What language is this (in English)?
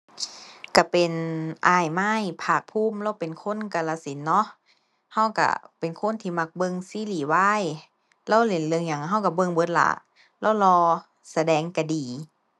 Thai